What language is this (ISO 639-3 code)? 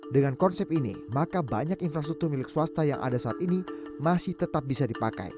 ind